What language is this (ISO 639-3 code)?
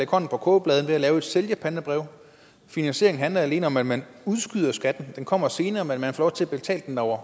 dan